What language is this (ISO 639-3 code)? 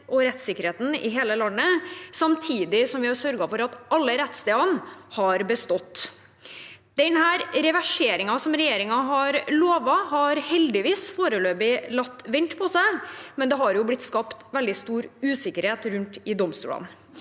nor